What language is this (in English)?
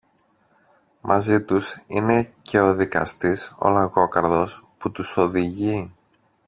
Greek